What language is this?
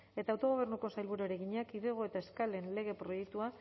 Basque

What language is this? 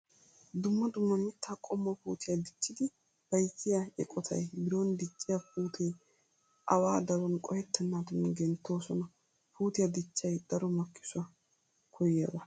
Wolaytta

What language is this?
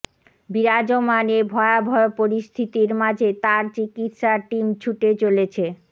Bangla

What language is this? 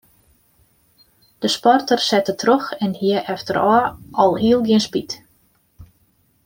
Western Frisian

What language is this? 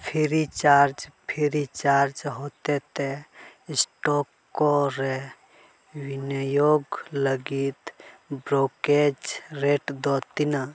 Santali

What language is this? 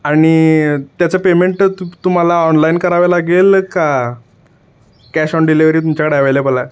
Marathi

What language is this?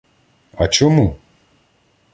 Ukrainian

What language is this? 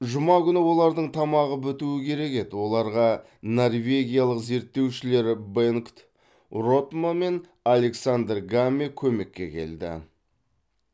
Kazakh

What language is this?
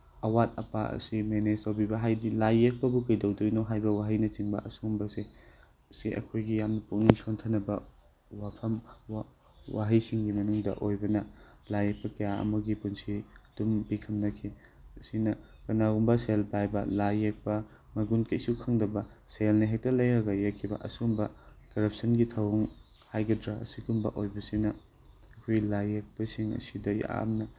Manipuri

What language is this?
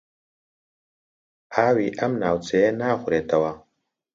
Central Kurdish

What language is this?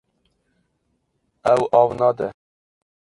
Kurdish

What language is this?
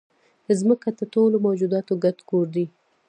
Pashto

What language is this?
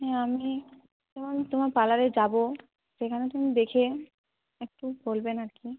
Bangla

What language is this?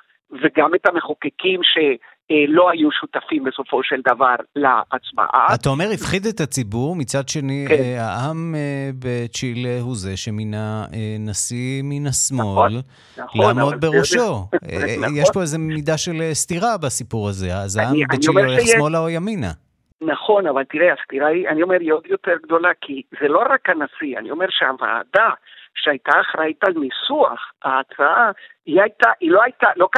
Hebrew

